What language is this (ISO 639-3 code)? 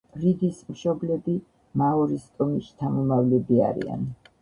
kat